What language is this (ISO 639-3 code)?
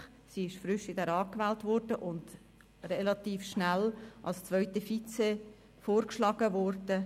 gsw